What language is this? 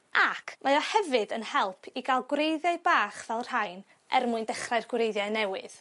Welsh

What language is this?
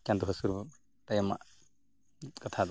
Santali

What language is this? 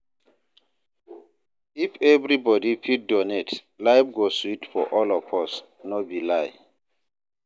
Nigerian Pidgin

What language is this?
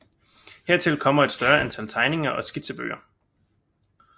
Danish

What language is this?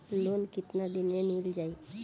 Bhojpuri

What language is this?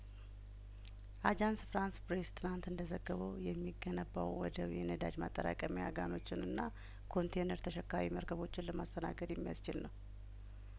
Amharic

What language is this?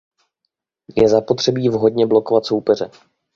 Czech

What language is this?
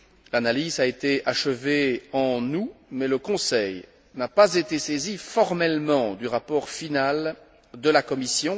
French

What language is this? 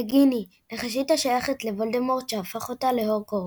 Hebrew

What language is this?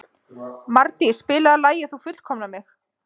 Icelandic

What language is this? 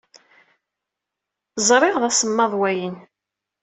Kabyle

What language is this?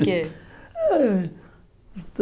Portuguese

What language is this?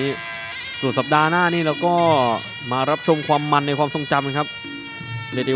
Thai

